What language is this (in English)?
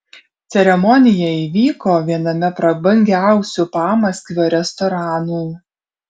Lithuanian